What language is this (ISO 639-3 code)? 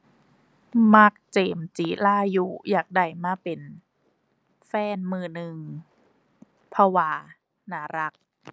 tha